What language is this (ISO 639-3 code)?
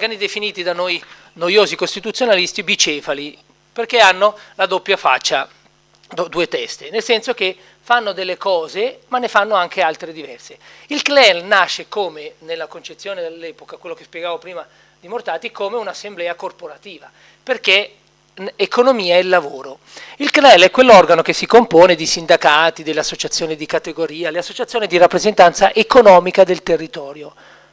ita